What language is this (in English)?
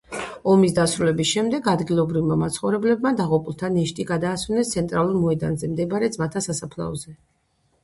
Georgian